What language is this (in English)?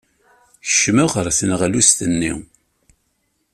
Kabyle